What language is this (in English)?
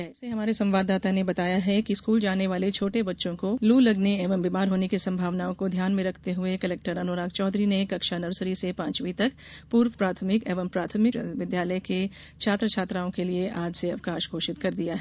Hindi